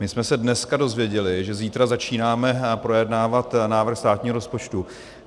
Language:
Czech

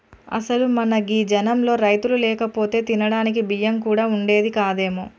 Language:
Telugu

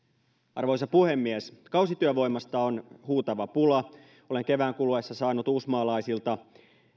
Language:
Finnish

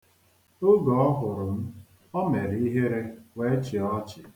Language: Igbo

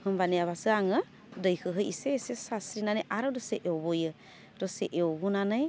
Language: Bodo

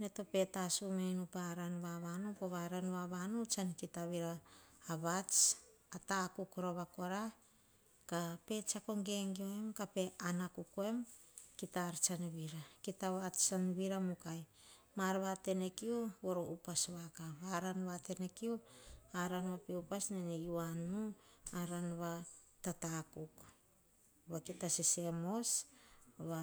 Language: Hahon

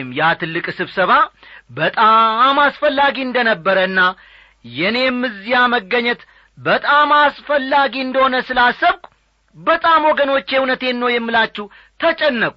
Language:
Amharic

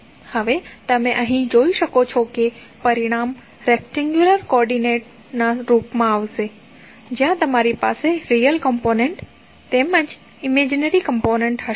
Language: Gujarati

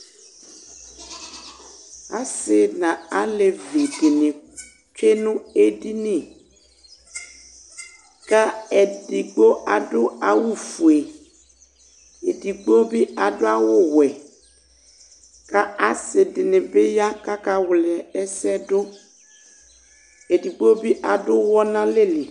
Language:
Ikposo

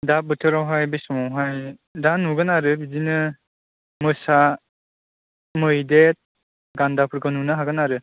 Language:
Bodo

